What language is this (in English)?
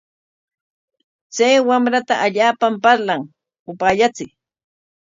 Corongo Ancash Quechua